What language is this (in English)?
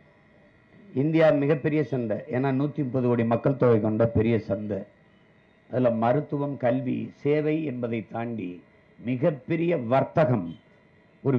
Tamil